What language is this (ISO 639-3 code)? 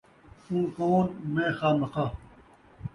skr